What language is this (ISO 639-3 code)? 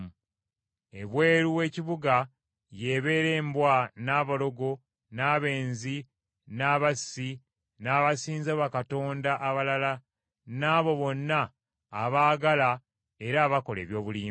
lug